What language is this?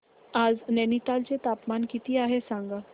Marathi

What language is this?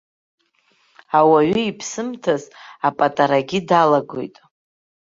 Abkhazian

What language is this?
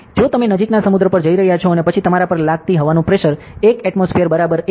Gujarati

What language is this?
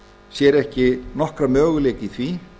Icelandic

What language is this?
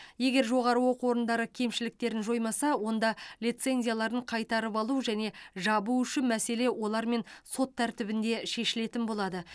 Kazakh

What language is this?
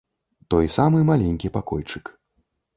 Belarusian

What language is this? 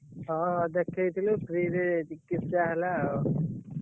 Odia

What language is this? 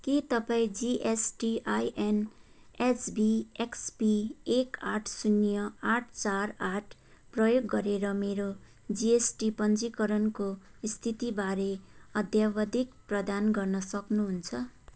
Nepali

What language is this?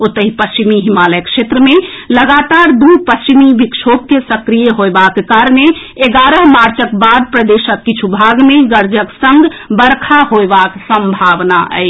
Maithili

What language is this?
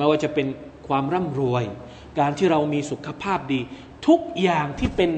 Thai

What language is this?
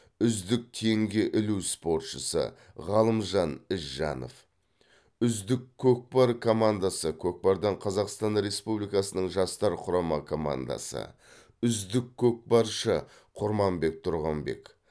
Kazakh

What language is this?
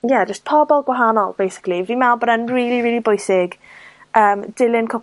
Welsh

